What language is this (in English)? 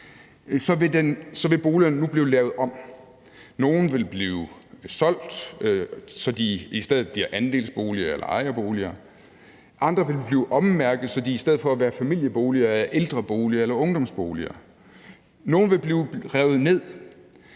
Danish